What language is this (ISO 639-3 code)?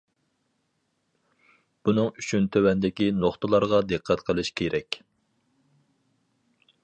uig